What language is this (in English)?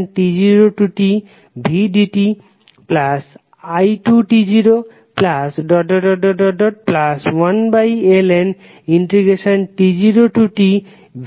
Bangla